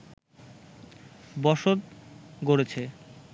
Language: Bangla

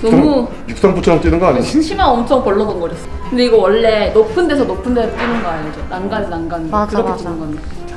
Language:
Korean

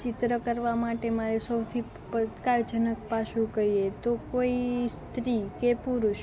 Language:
Gujarati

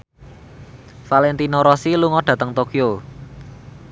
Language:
Javanese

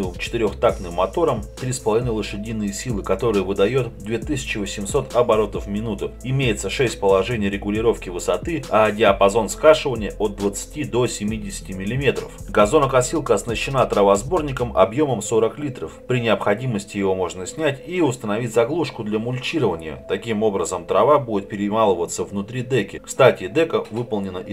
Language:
Russian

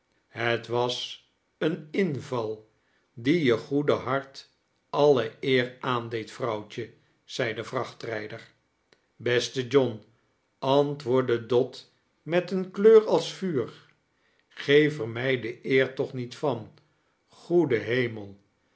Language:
Dutch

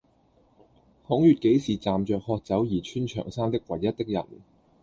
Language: Cantonese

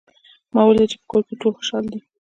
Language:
Pashto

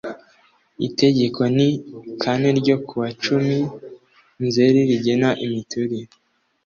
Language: Kinyarwanda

